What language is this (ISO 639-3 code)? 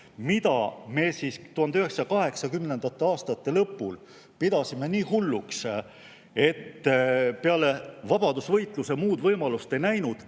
est